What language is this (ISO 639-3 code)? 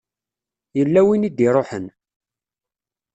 kab